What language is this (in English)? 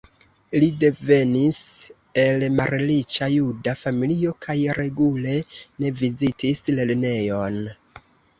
Esperanto